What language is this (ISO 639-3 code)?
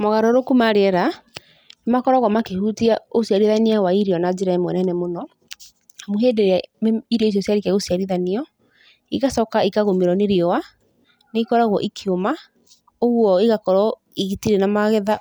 kik